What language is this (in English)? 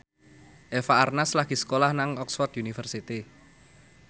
Javanese